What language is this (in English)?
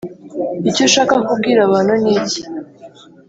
Kinyarwanda